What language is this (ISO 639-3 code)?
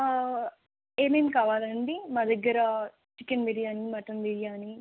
tel